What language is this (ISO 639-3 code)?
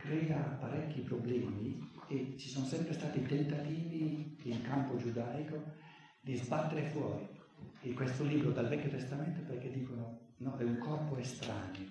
ita